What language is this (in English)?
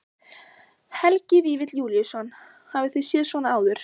Icelandic